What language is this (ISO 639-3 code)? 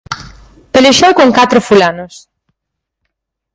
glg